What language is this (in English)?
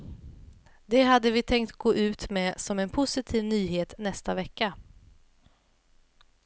Swedish